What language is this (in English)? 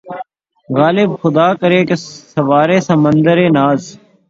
Urdu